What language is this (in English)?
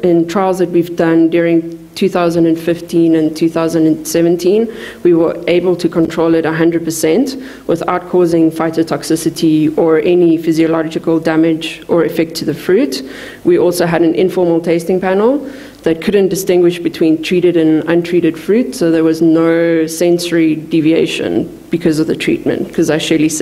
English